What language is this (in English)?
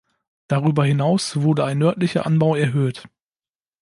German